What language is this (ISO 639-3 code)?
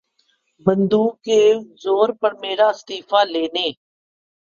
urd